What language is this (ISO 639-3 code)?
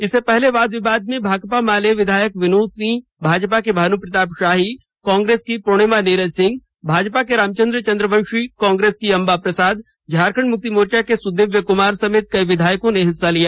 hin